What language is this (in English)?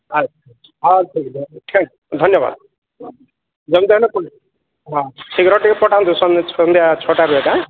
Odia